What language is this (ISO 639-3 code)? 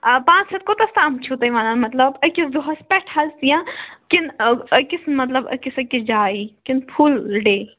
kas